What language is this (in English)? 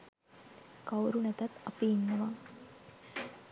Sinhala